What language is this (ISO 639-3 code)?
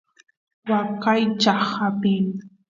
qus